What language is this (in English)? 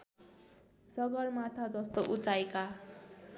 Nepali